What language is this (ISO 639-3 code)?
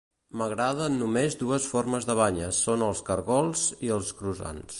cat